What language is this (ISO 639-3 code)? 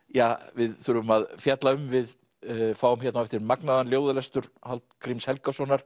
isl